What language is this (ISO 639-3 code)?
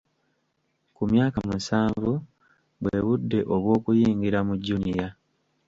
lug